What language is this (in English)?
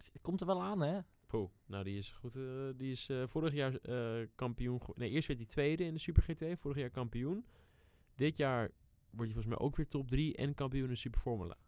Dutch